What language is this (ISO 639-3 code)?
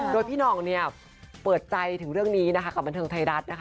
tha